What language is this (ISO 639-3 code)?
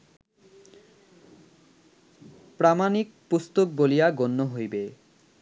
ben